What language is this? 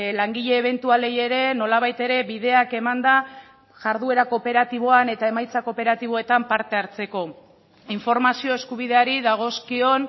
Basque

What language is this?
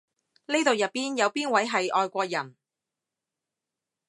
Cantonese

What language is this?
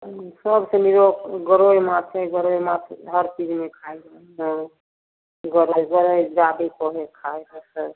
Maithili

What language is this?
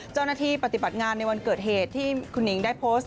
Thai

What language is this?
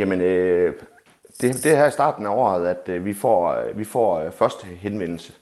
Danish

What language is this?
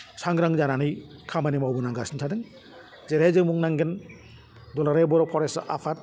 Bodo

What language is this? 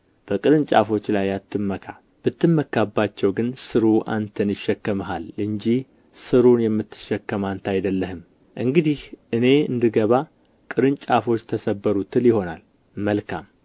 Amharic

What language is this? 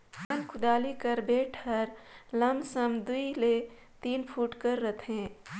Chhattisgarhi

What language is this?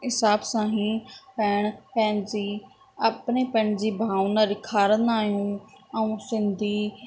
Sindhi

